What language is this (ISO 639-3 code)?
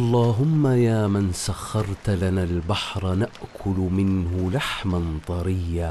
ara